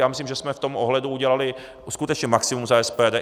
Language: Czech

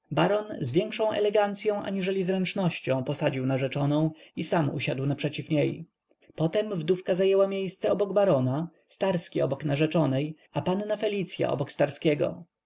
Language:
Polish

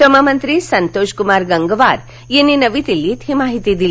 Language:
Marathi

